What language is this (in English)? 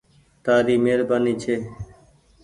Goaria